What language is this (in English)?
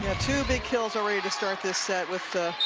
English